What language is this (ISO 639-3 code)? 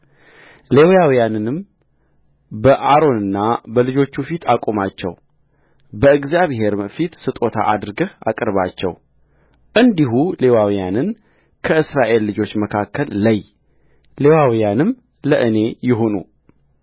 amh